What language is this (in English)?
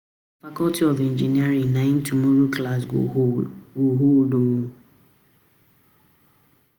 Nigerian Pidgin